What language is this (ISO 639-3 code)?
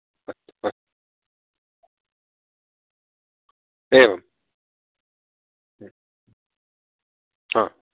san